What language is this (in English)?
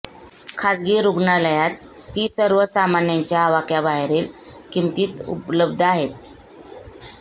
Marathi